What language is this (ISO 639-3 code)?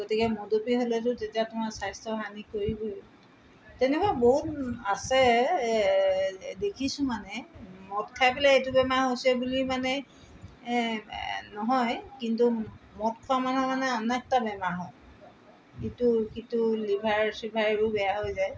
asm